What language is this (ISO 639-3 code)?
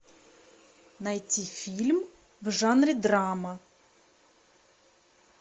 rus